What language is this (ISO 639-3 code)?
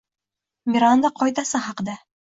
uzb